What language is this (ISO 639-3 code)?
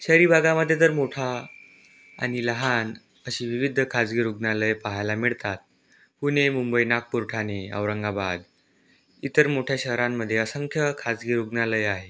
mar